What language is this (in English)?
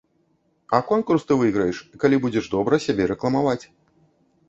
Belarusian